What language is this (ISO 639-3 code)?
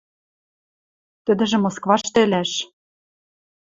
mrj